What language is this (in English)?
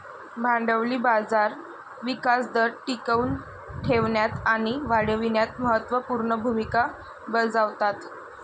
Marathi